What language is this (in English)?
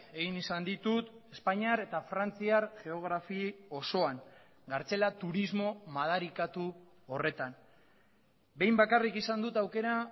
Basque